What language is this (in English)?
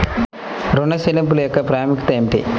Telugu